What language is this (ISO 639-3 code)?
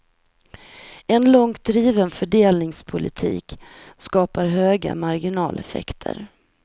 swe